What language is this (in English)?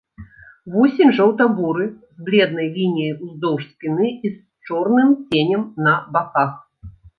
Belarusian